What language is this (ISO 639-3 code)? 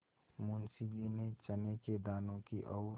hin